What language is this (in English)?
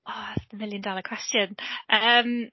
Welsh